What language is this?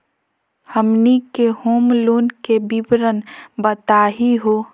Magahi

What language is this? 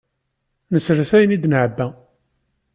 Kabyle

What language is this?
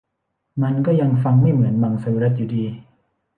Thai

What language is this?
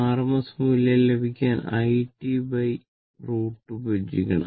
Malayalam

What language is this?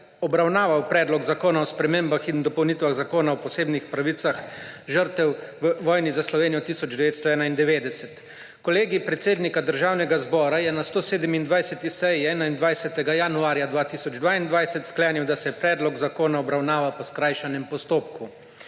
Slovenian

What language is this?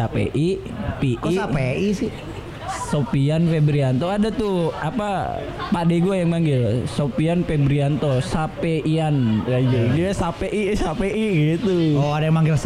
Indonesian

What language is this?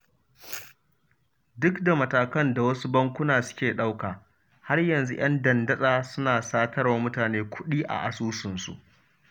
Hausa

